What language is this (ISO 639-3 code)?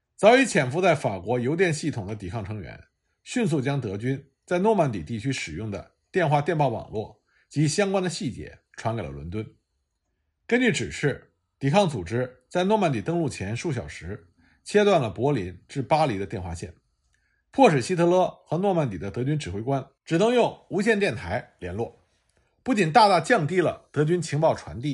zho